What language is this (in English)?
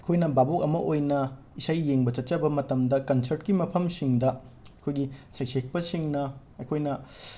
Manipuri